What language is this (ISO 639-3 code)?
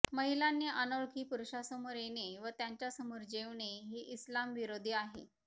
mar